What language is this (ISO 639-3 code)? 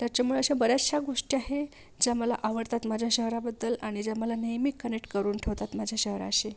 mar